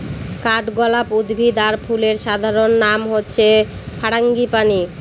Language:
Bangla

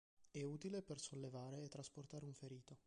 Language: Italian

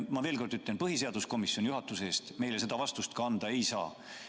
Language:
Estonian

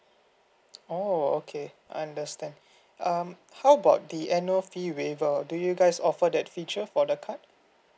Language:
English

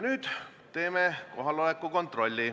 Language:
Estonian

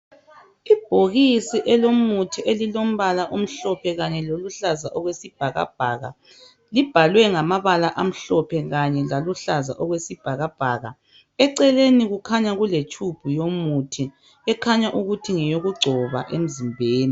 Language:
North Ndebele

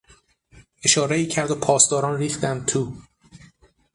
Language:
Persian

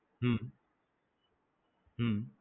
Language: Gujarati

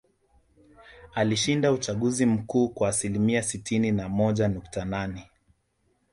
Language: Swahili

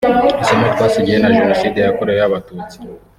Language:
Kinyarwanda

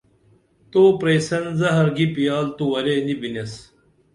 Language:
Dameli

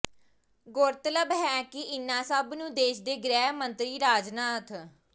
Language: Punjabi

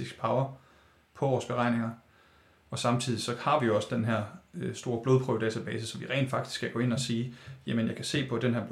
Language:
Danish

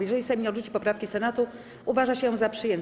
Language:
Polish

